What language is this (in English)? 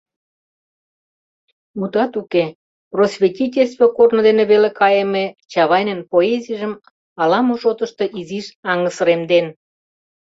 Mari